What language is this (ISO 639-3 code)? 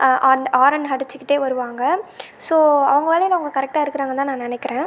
tam